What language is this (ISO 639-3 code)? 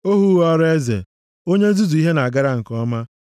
ibo